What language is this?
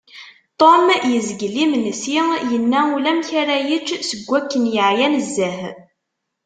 Kabyle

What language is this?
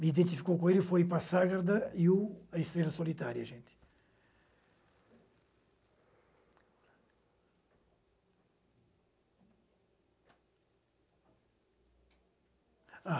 Portuguese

